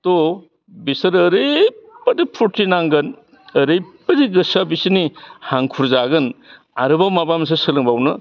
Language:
Bodo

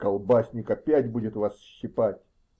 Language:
Russian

